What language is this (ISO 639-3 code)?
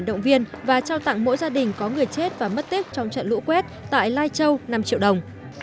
vie